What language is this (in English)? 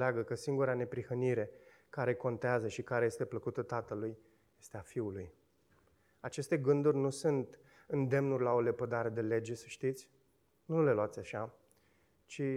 Romanian